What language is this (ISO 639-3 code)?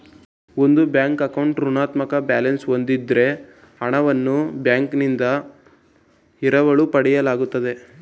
kan